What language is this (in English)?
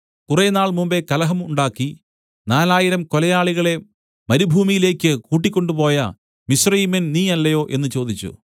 Malayalam